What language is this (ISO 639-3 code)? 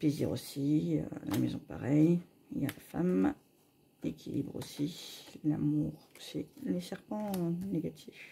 fra